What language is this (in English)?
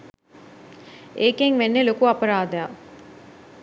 Sinhala